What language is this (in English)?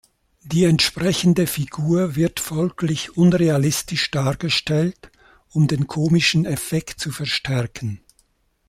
German